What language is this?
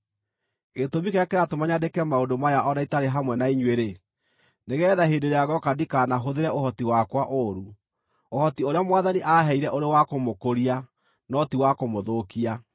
Kikuyu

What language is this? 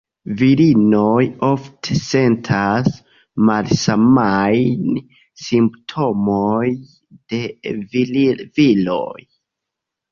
Esperanto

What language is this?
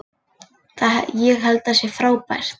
Icelandic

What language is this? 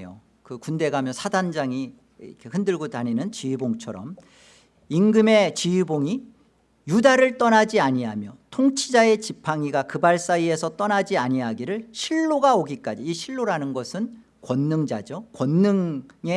Korean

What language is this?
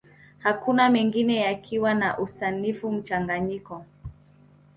Swahili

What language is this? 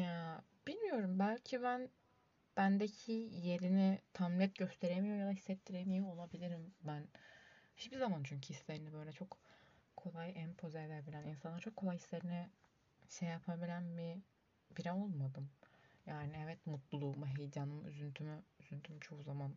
Turkish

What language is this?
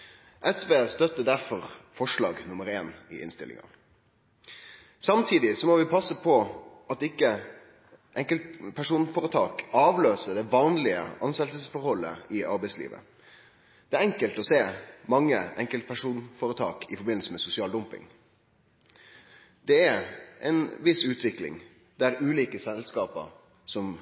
Norwegian Nynorsk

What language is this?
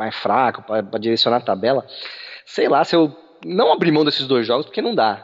Portuguese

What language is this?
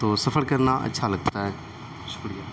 Urdu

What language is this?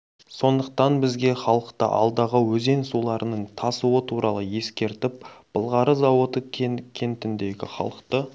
Kazakh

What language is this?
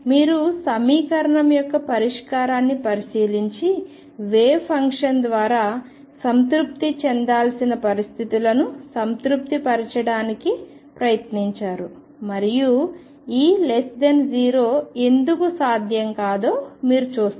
Telugu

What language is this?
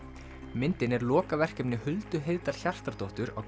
Icelandic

